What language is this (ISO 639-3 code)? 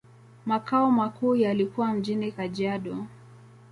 swa